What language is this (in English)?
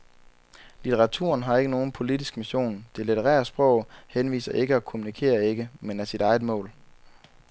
Danish